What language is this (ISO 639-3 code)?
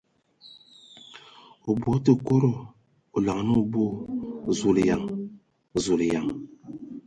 ewo